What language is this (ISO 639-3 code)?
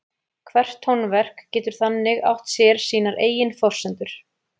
isl